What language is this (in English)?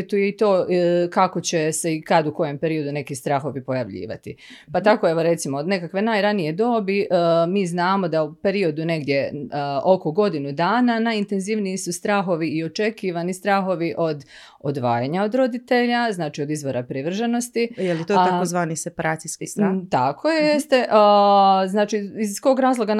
Croatian